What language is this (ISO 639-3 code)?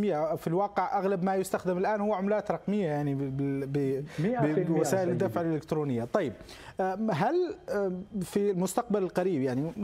ara